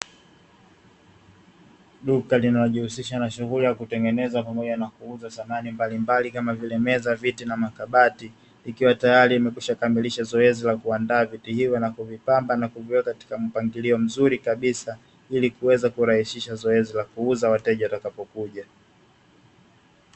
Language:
Swahili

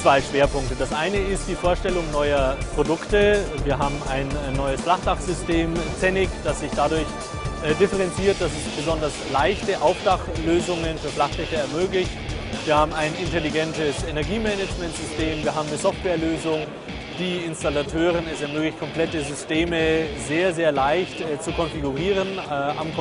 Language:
German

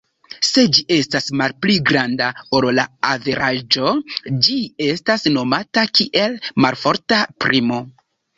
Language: Esperanto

